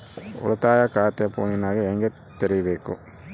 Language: Kannada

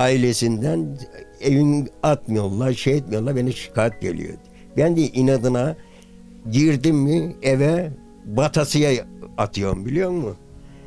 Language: Turkish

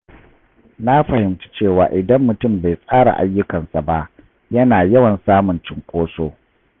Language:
Hausa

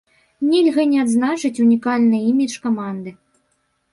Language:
Belarusian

